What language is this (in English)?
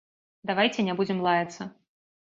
Belarusian